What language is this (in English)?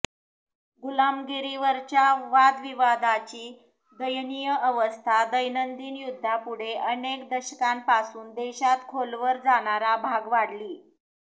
Marathi